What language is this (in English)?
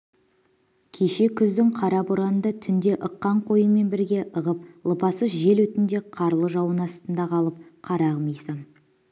Kazakh